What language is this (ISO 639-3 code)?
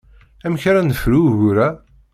kab